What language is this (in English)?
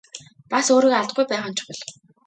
Mongolian